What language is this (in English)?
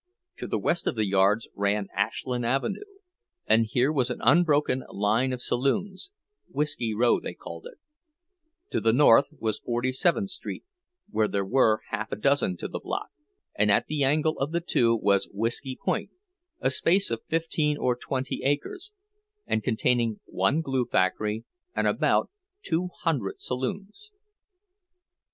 English